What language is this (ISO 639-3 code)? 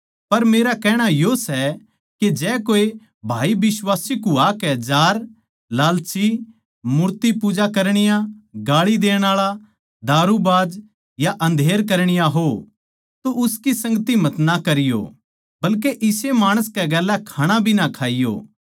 bgc